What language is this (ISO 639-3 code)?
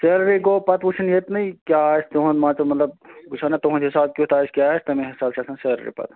kas